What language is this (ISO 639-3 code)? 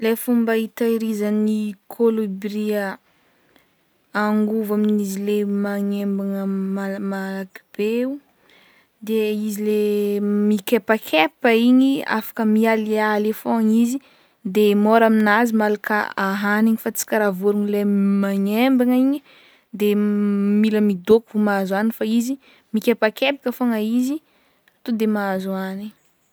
bmm